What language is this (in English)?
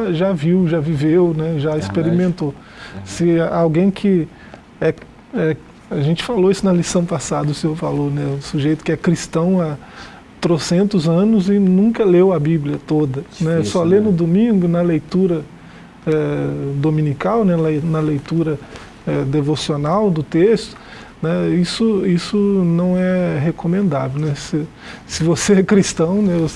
Portuguese